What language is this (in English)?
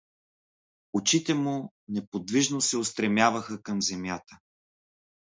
Bulgarian